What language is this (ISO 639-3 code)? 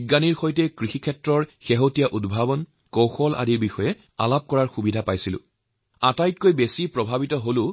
asm